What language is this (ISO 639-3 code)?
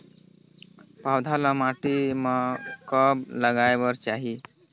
hne